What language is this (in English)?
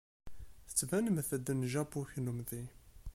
Kabyle